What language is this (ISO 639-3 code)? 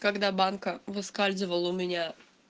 rus